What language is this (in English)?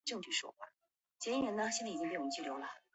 Chinese